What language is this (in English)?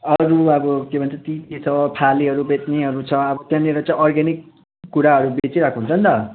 Nepali